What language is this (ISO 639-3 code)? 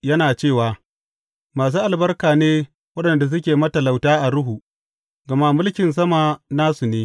hau